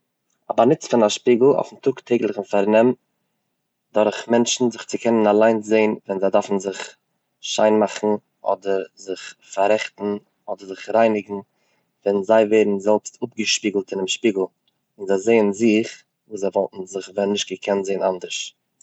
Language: Yiddish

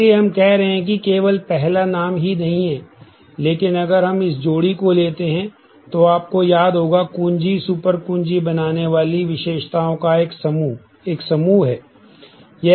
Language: Hindi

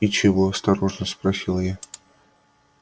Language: Russian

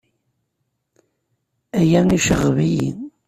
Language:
Kabyle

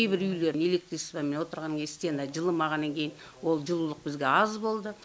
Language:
Kazakh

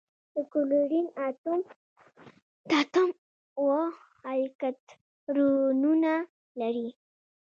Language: Pashto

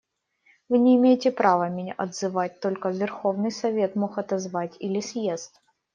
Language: Russian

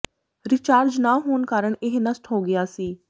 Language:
Punjabi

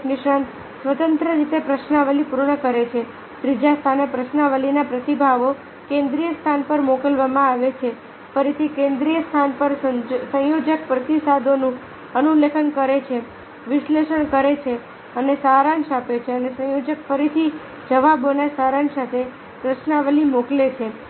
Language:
Gujarati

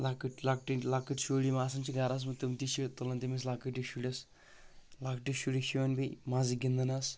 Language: Kashmiri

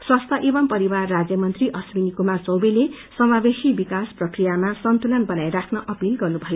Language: Nepali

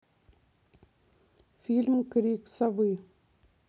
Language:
Russian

